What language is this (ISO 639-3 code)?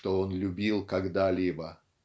rus